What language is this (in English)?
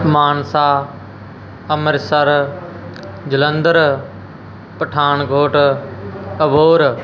Punjabi